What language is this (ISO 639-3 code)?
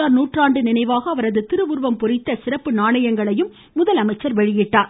tam